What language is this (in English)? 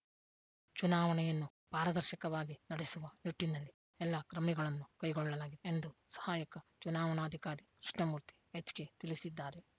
Kannada